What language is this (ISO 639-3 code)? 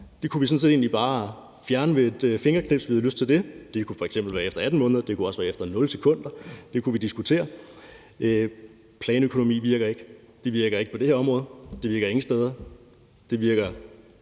dan